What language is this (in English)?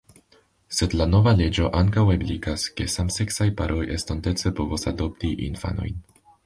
Esperanto